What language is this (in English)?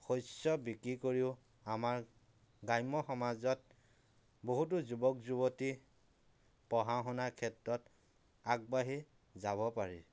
Assamese